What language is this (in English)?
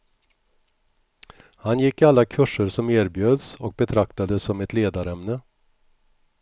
Swedish